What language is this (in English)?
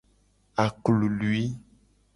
Gen